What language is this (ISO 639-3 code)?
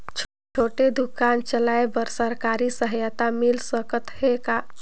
hne